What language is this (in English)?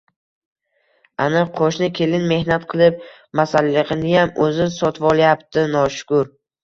Uzbek